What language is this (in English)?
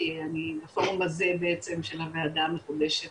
Hebrew